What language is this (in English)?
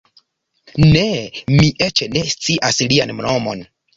Esperanto